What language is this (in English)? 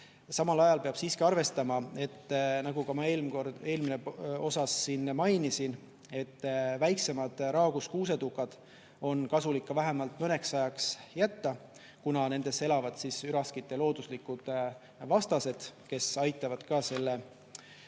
Estonian